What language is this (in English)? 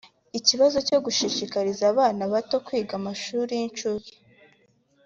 Kinyarwanda